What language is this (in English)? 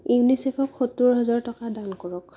Assamese